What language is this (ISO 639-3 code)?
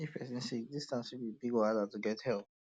pcm